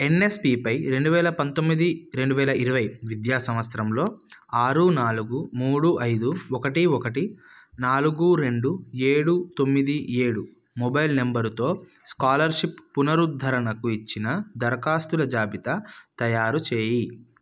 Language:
Telugu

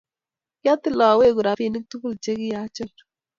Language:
Kalenjin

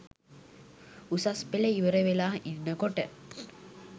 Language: Sinhala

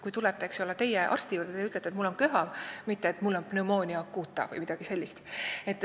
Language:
Estonian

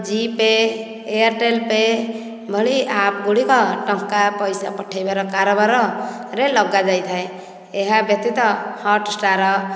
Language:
Odia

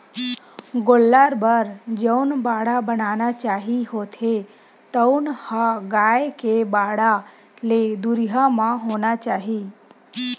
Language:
Chhattisgarhi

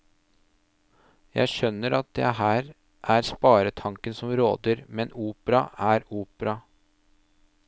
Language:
Norwegian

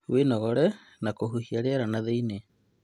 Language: Kikuyu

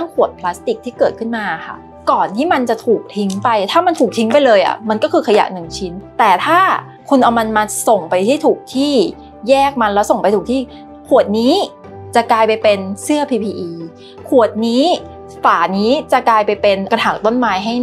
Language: Thai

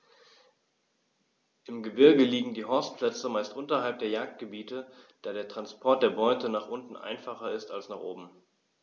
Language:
German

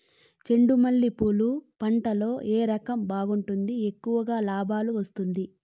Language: Telugu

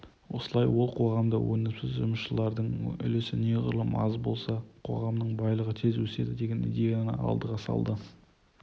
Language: Kazakh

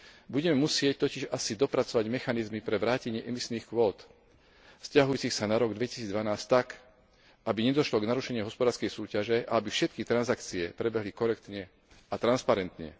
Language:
Slovak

